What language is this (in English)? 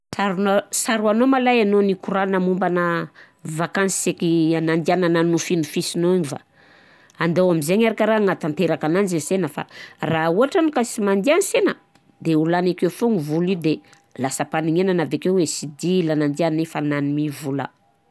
Southern Betsimisaraka Malagasy